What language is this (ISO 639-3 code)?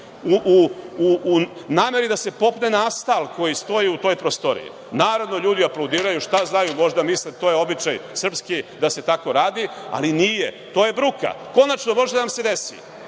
srp